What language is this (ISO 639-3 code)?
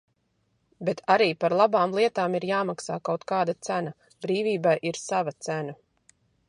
lav